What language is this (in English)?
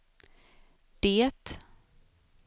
Swedish